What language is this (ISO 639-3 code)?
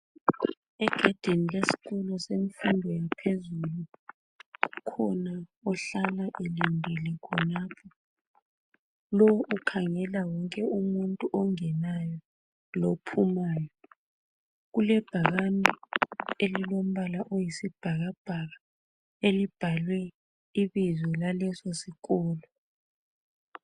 nde